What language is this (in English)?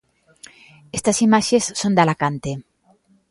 Galician